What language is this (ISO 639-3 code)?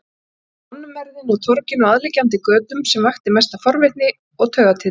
isl